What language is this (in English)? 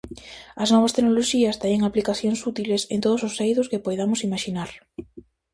Galician